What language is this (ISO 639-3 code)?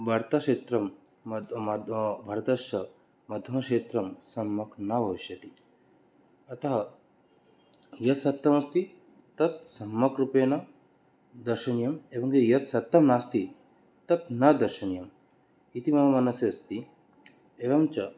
san